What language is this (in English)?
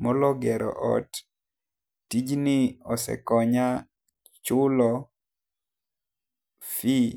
Luo (Kenya and Tanzania)